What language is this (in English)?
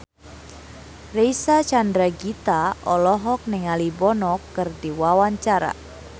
Sundanese